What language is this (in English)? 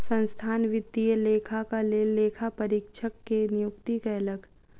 Maithili